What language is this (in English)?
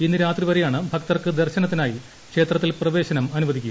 Malayalam